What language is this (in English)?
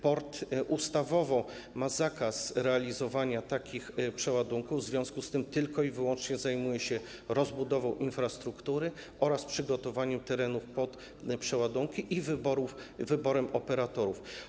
Polish